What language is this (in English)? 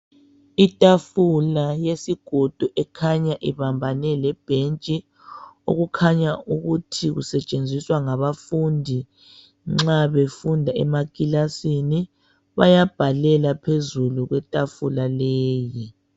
North Ndebele